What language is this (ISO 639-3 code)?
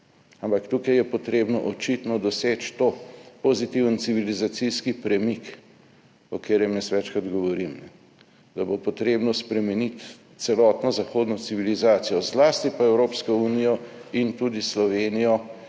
slv